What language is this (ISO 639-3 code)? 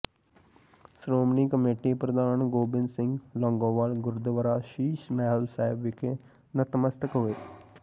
pan